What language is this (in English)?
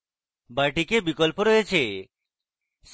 Bangla